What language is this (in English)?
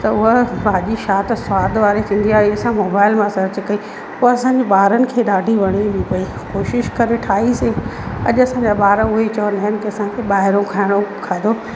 Sindhi